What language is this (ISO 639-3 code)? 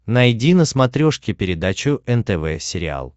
rus